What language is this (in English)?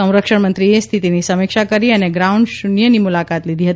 Gujarati